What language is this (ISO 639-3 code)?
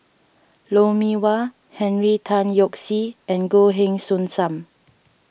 eng